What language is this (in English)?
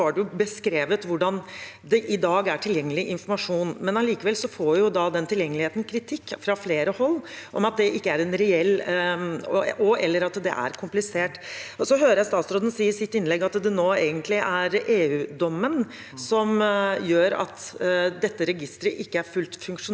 Norwegian